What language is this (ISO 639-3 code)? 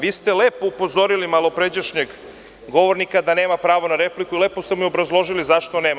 srp